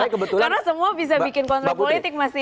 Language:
Indonesian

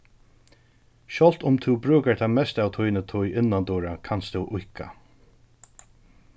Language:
Faroese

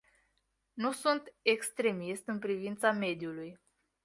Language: Romanian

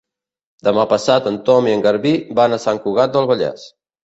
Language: Catalan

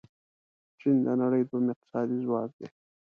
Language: Pashto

